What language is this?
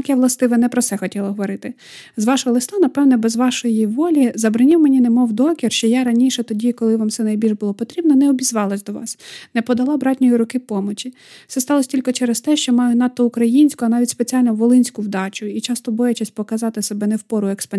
Ukrainian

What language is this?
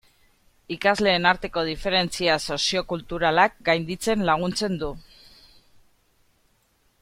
Basque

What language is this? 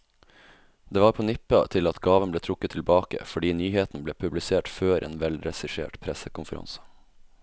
Norwegian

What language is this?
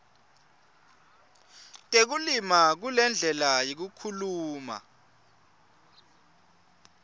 Swati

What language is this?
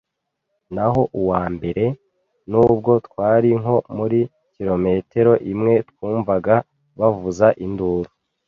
Kinyarwanda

